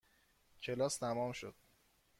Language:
Persian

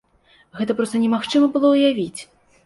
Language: Belarusian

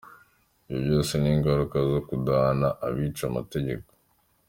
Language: Kinyarwanda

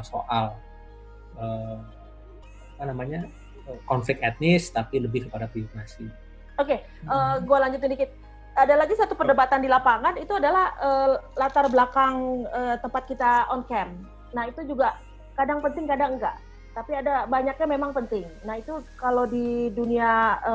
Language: Indonesian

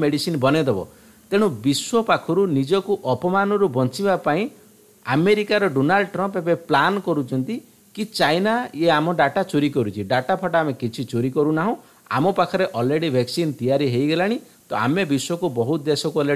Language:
Hindi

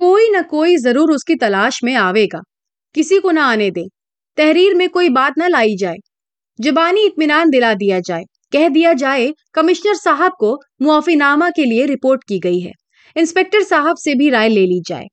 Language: Hindi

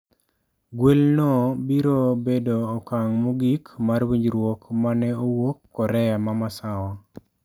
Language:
Luo (Kenya and Tanzania)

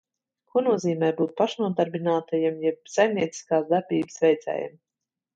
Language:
Latvian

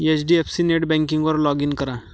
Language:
Marathi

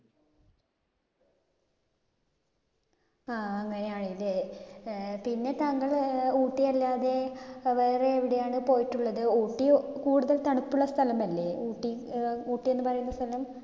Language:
Malayalam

